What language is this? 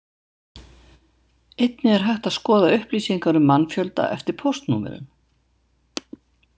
Icelandic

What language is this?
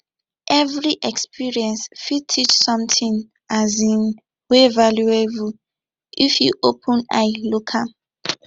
Nigerian Pidgin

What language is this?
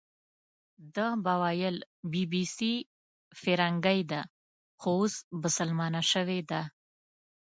Pashto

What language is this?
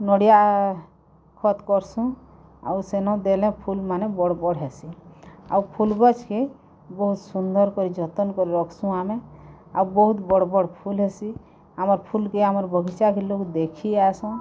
Odia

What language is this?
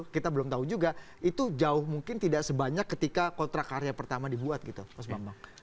Indonesian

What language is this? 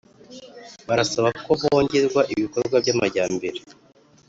Kinyarwanda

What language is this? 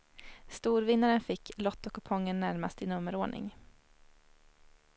Swedish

